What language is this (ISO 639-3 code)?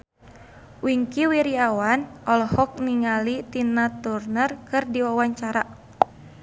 sun